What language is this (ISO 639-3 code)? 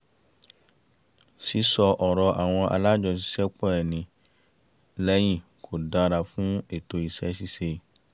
yor